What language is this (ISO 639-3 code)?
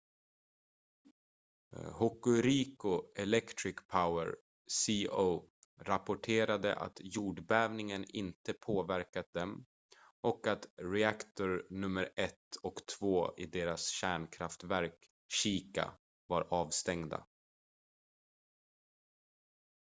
swe